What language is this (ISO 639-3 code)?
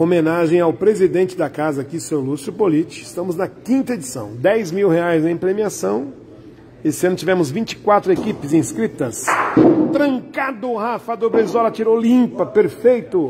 por